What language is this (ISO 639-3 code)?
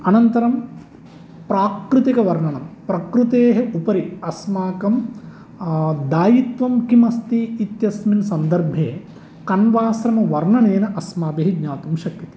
san